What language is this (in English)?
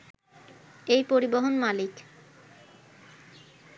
Bangla